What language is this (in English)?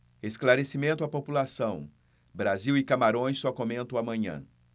Portuguese